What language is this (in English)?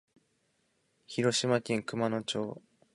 Japanese